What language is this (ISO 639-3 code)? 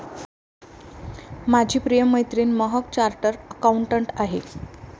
mar